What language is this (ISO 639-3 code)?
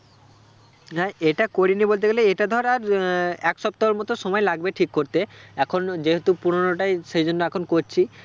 ben